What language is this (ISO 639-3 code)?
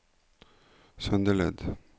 nor